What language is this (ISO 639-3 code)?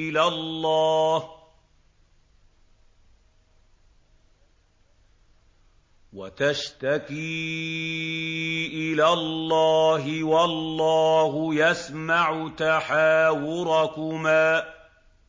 ara